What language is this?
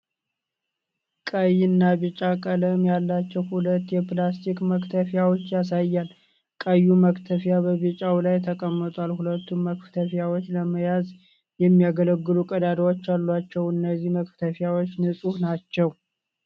Amharic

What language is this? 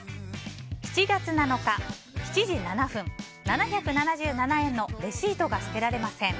Japanese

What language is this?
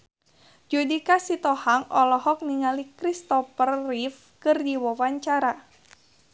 Sundanese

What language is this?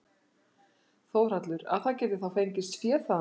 Icelandic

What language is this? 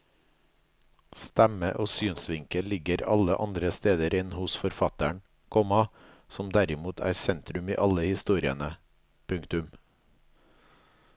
Norwegian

